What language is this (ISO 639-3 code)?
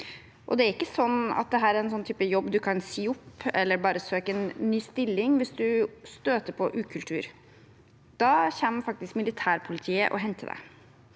nor